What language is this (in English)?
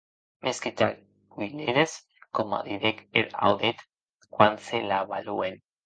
Occitan